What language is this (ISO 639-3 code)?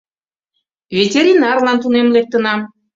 chm